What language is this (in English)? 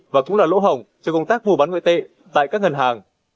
Vietnamese